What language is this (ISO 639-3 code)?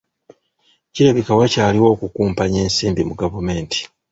lug